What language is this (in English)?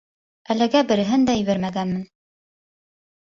Bashkir